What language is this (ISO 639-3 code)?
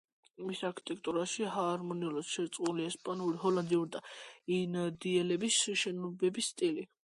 kat